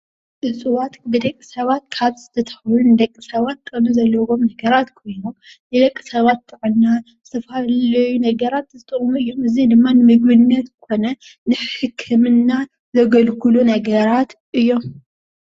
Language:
Tigrinya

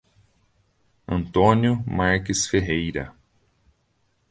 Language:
Portuguese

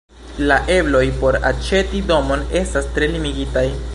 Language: Esperanto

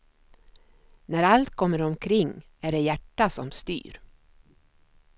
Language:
Swedish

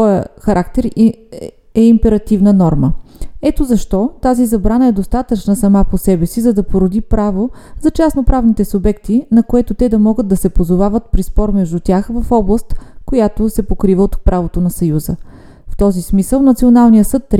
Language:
Bulgarian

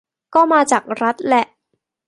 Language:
Thai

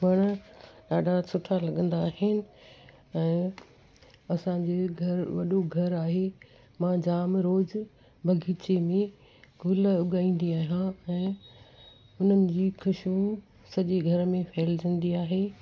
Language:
Sindhi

